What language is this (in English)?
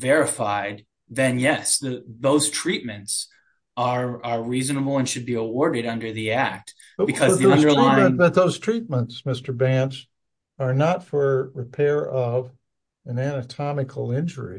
English